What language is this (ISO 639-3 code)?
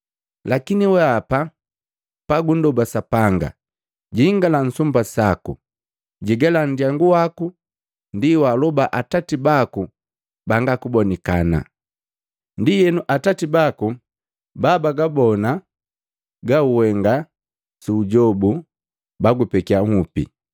mgv